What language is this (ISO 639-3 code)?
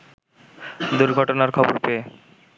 ben